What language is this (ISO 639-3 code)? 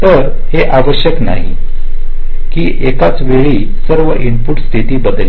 mar